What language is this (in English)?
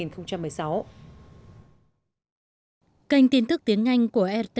Vietnamese